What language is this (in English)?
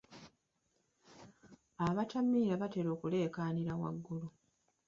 Ganda